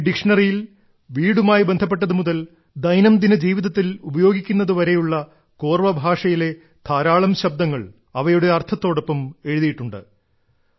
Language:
Malayalam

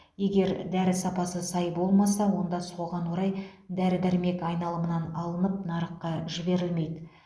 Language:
Kazakh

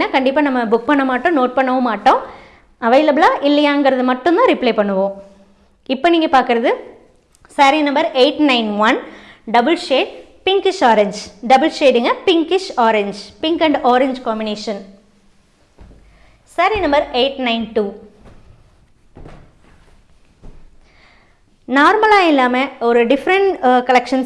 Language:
Tamil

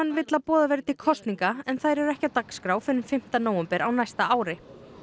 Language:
Icelandic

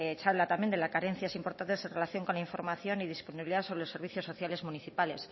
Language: Spanish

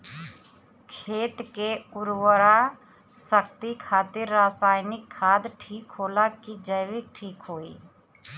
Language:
Bhojpuri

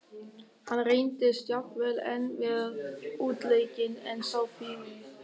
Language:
Icelandic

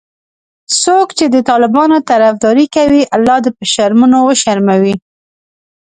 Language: Pashto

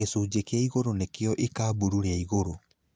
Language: Kikuyu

